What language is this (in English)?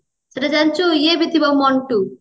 Odia